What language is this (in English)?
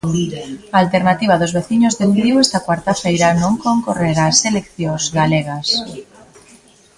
Galician